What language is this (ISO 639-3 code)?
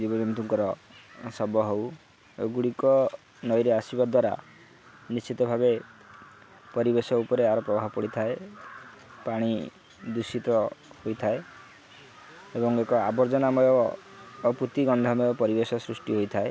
ori